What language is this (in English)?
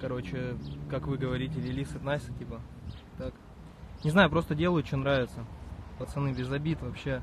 Russian